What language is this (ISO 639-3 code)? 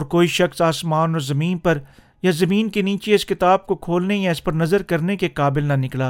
urd